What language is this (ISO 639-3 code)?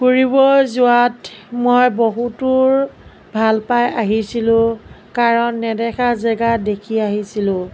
asm